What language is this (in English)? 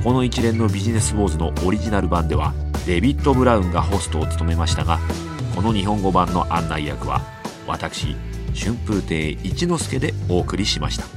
Japanese